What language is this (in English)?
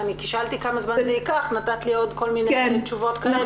Hebrew